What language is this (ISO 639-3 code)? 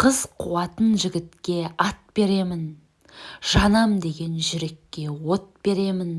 tur